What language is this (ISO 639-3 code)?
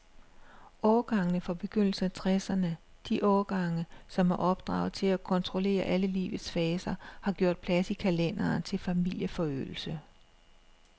dan